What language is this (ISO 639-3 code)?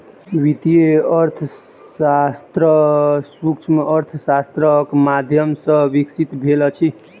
mai